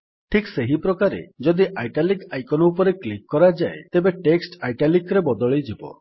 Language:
Odia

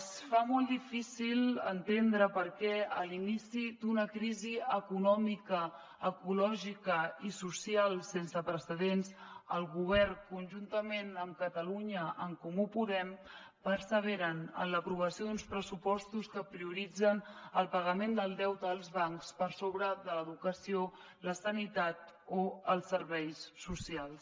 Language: Catalan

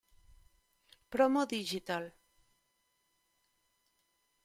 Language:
Spanish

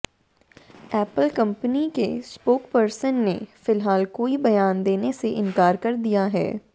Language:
Hindi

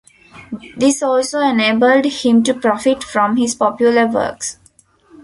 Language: English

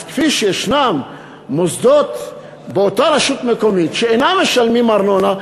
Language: Hebrew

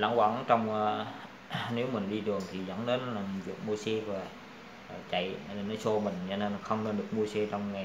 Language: Vietnamese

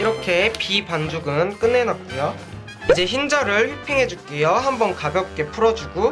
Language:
Korean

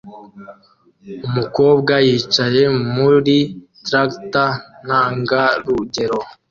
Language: Kinyarwanda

